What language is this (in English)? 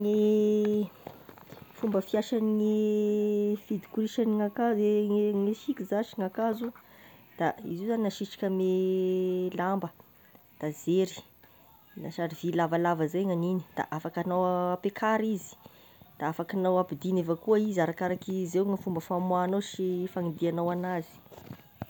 Tesaka Malagasy